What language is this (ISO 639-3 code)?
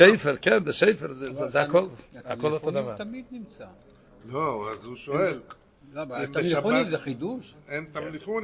heb